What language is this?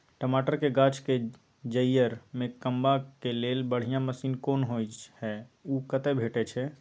Maithili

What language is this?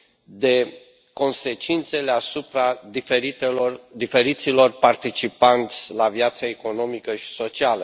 Romanian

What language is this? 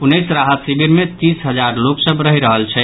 Maithili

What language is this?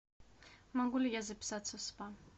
Russian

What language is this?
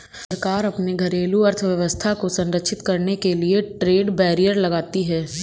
Hindi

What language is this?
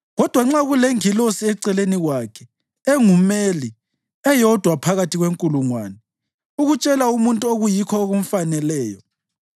North Ndebele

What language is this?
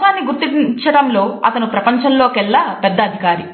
Telugu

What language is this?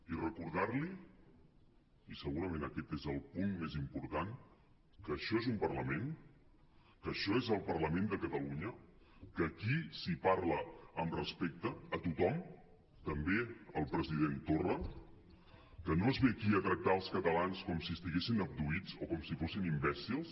Catalan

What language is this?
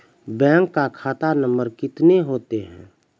Maithili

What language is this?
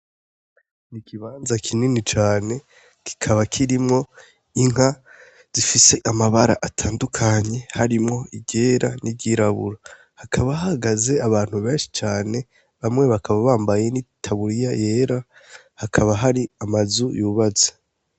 Rundi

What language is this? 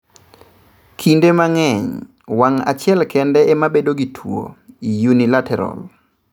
Luo (Kenya and Tanzania)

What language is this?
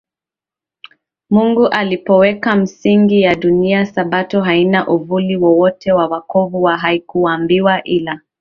Swahili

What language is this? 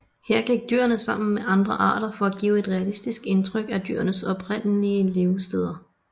Danish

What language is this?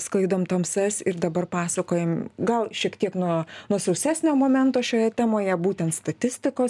Lithuanian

